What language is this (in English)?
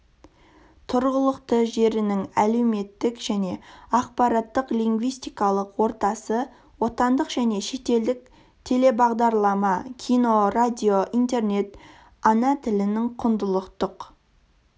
Kazakh